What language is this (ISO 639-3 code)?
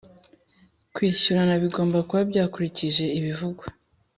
kin